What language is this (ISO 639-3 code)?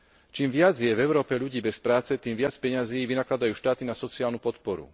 slk